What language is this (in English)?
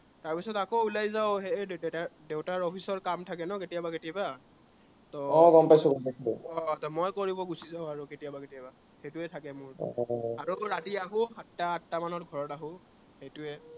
Assamese